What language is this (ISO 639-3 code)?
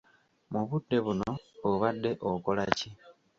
lug